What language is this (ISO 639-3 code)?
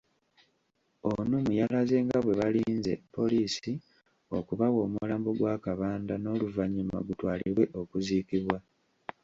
lug